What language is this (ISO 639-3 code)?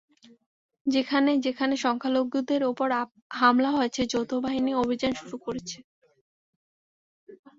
ben